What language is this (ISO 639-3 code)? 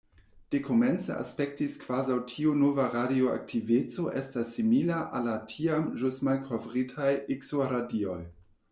epo